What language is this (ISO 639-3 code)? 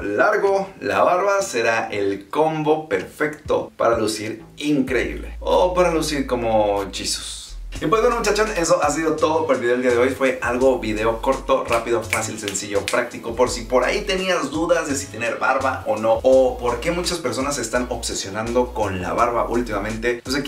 spa